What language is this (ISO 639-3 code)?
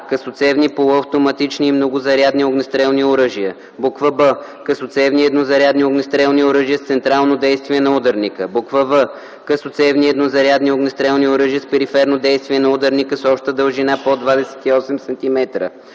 bul